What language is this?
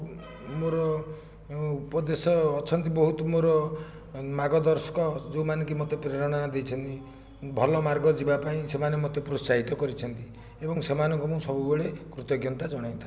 Odia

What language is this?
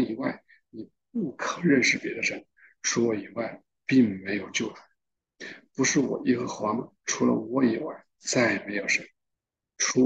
Chinese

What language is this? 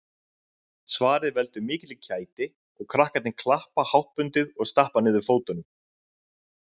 Icelandic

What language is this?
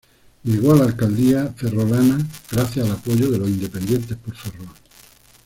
Spanish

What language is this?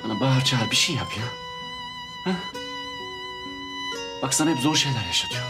Turkish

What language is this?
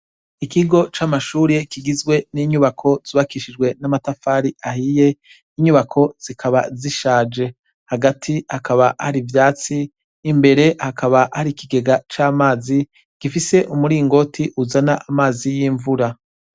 Rundi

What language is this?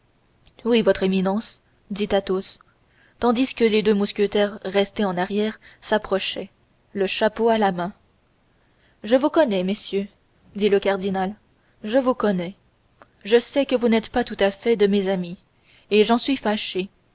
French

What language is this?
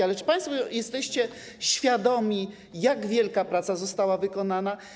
Polish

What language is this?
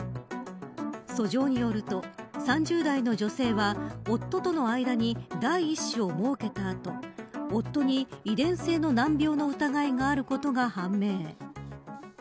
Japanese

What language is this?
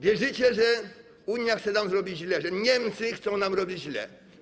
Polish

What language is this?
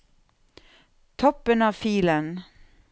Norwegian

